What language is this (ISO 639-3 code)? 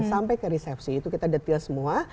ind